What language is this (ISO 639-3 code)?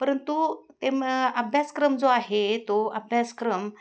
mar